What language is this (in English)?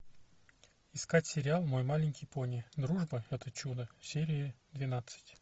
Russian